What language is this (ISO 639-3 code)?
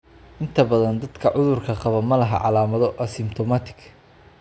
som